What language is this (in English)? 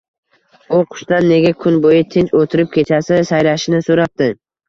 Uzbek